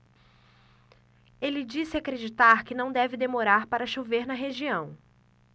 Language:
Portuguese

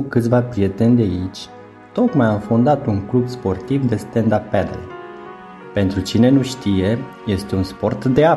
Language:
Romanian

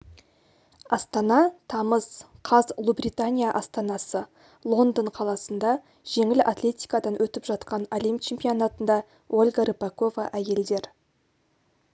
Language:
Kazakh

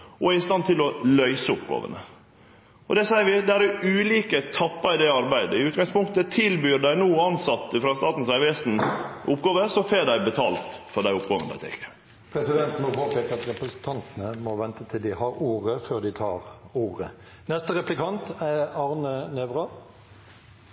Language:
Norwegian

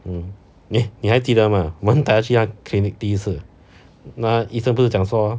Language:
English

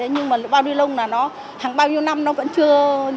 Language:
Vietnamese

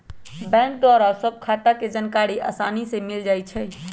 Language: Magahi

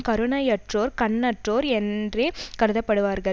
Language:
Tamil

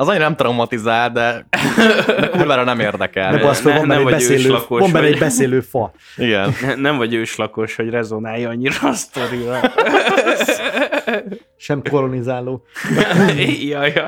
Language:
Hungarian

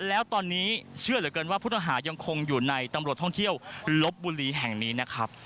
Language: Thai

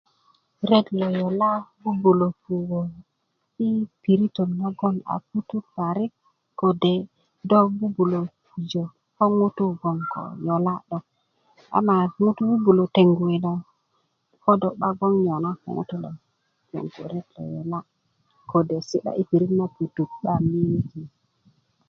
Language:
Kuku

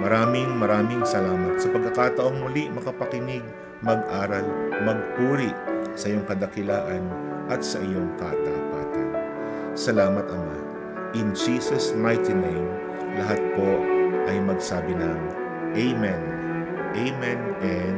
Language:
Filipino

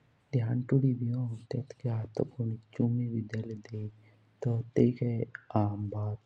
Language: Jaunsari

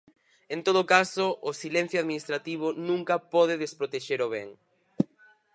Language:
Galician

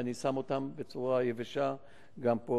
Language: Hebrew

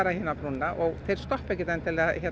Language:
Icelandic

